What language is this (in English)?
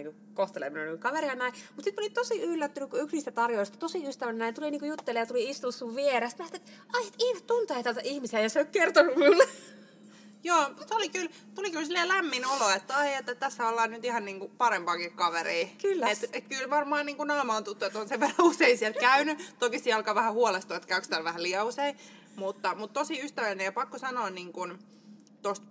Finnish